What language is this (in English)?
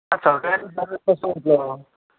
Konkani